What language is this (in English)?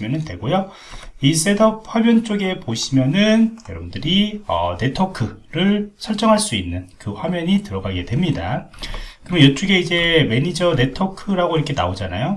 Korean